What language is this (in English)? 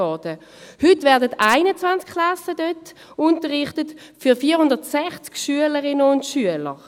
Swiss German